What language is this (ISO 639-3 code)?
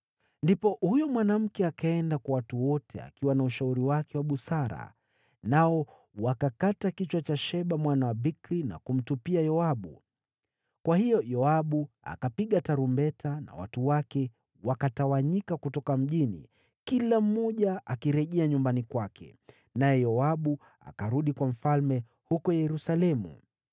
swa